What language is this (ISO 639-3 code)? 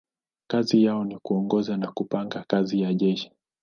swa